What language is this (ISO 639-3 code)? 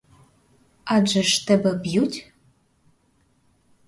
ukr